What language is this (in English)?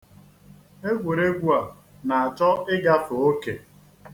Igbo